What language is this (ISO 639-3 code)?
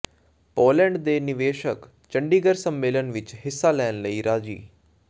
pan